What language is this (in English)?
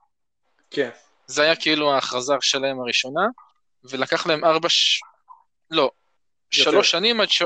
Hebrew